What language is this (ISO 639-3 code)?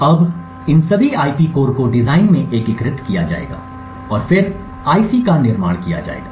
hin